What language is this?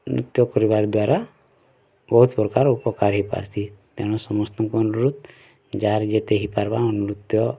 Odia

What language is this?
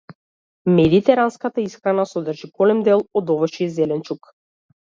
Macedonian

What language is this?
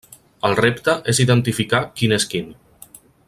Catalan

